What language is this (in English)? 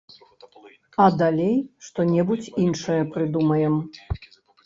Belarusian